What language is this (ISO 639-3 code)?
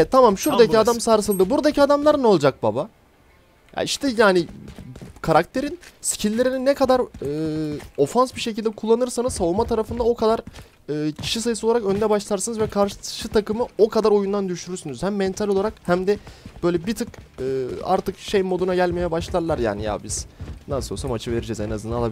tur